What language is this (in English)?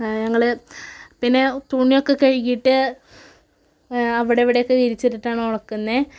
Malayalam